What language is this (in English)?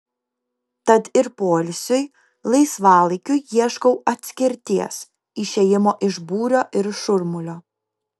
Lithuanian